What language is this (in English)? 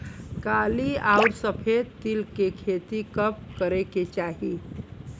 Bhojpuri